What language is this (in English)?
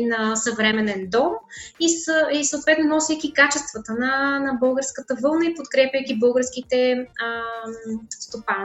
Bulgarian